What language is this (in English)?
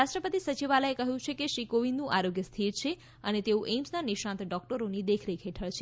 Gujarati